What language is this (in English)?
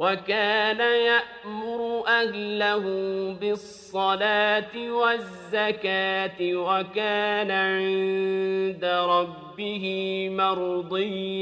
Arabic